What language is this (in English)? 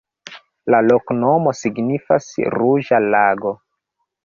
Esperanto